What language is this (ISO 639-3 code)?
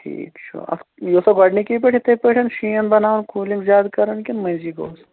kas